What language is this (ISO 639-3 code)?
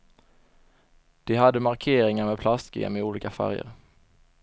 swe